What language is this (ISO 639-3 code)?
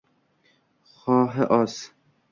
uzb